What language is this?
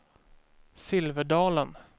Swedish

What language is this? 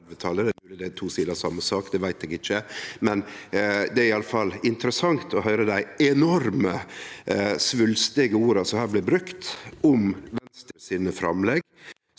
Norwegian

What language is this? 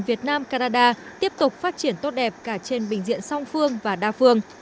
Vietnamese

